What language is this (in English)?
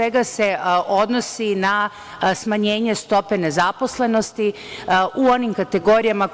Serbian